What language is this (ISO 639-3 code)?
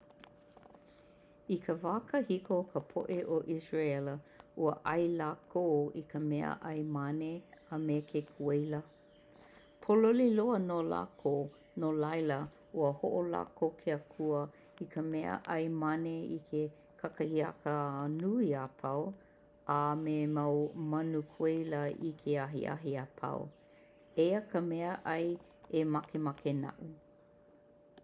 haw